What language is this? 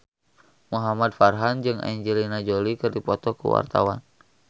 Sundanese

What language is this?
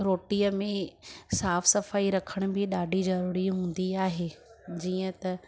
Sindhi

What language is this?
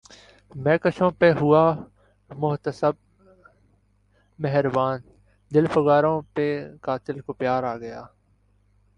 Urdu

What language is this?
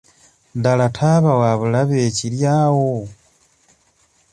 Ganda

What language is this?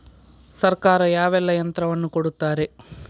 Kannada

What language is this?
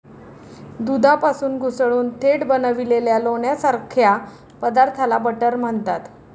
Marathi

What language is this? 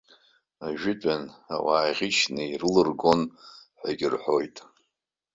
Abkhazian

